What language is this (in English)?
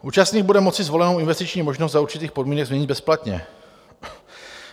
Czech